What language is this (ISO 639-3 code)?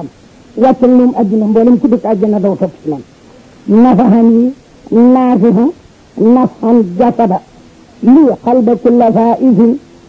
ara